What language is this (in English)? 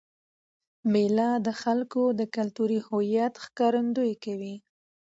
Pashto